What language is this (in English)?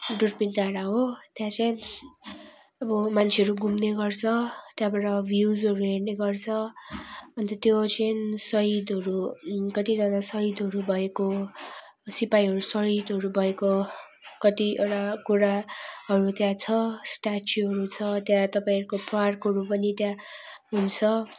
Nepali